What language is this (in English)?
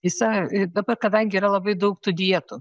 Lithuanian